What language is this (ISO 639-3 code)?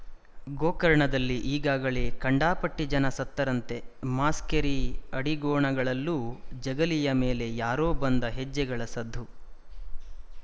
kan